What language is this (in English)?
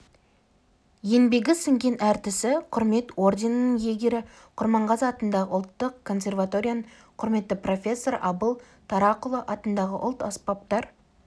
Kazakh